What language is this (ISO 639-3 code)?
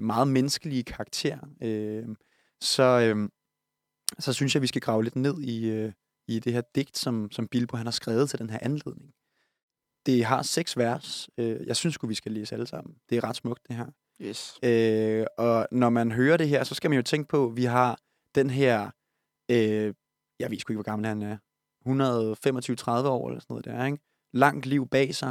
dan